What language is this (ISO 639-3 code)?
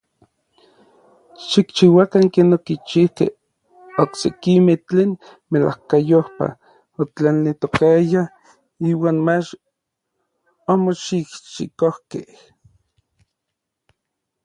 nlv